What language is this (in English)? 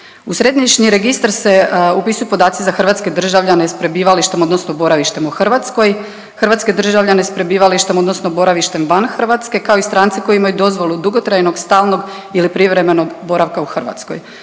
Croatian